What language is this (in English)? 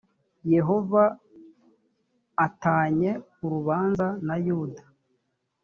Kinyarwanda